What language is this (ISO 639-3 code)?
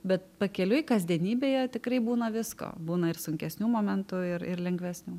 lit